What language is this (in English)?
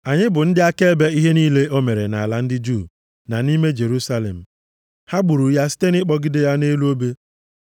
Igbo